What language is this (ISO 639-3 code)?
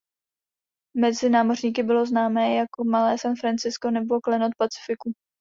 ces